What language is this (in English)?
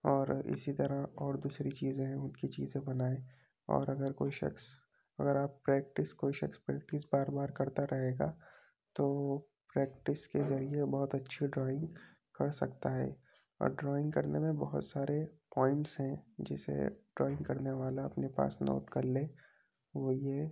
Urdu